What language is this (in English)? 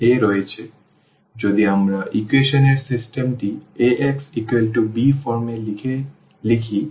Bangla